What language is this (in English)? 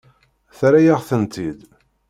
Kabyle